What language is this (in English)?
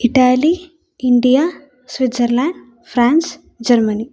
Sanskrit